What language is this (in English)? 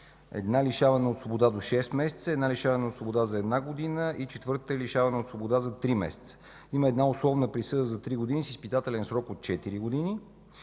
Bulgarian